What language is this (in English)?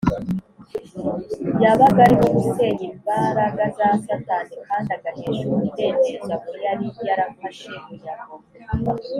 Kinyarwanda